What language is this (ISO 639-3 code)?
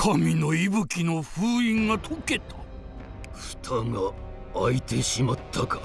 jpn